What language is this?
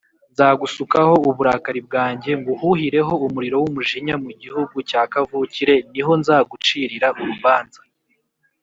Kinyarwanda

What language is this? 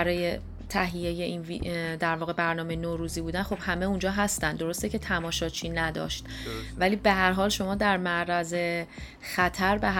Persian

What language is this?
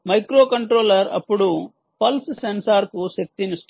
Telugu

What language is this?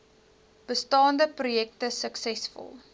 Afrikaans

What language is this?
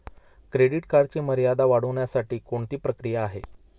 Marathi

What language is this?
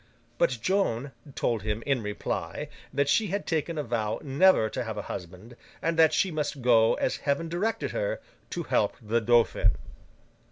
English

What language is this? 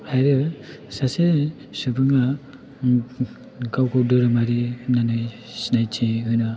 Bodo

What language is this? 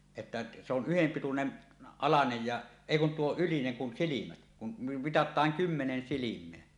Finnish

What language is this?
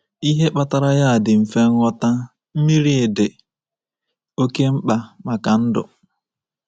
Igbo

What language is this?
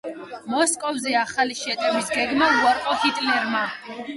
Georgian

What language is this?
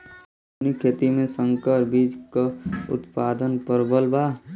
Bhojpuri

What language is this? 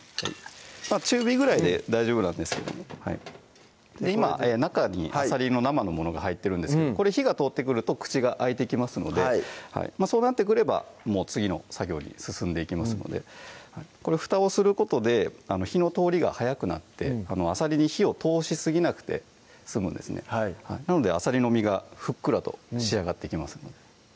Japanese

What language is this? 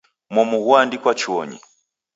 Taita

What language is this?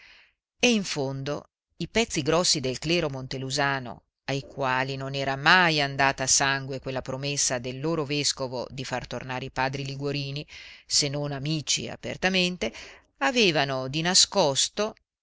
Italian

